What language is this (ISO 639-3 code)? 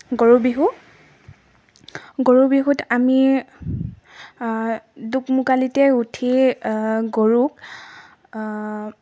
asm